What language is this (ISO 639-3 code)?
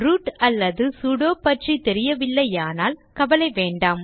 tam